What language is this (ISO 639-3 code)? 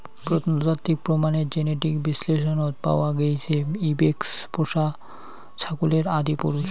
ben